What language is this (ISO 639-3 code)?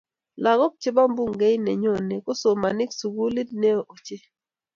kln